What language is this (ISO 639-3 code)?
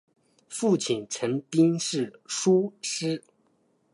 zho